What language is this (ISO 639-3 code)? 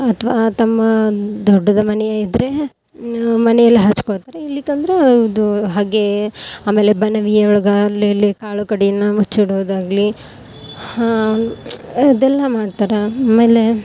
kan